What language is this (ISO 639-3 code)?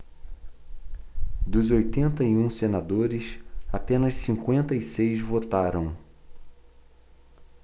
por